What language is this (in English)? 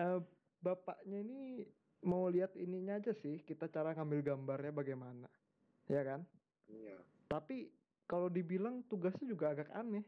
Indonesian